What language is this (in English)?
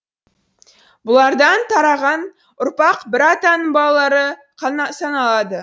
Kazakh